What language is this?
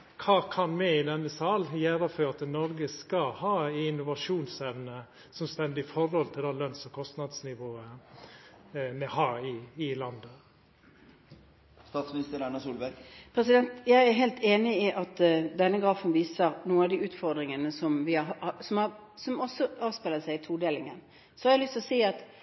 Norwegian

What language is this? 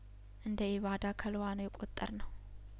Amharic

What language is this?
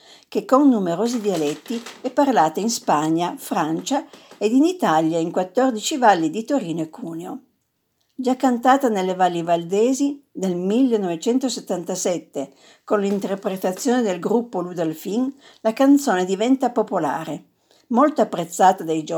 Italian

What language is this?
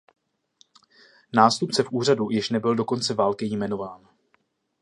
Czech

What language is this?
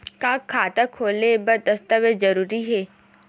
Chhattisgarhi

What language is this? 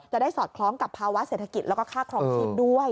Thai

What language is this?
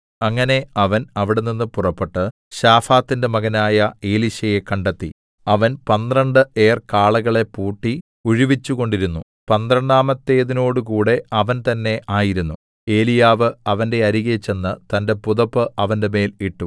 Malayalam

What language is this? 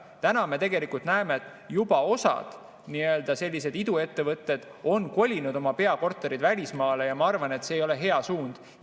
Estonian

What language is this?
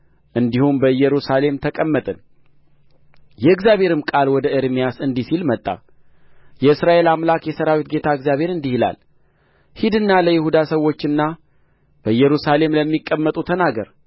Amharic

